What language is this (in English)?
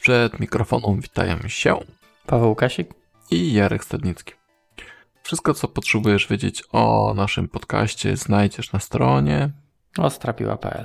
Polish